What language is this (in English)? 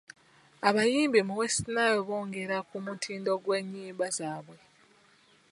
Ganda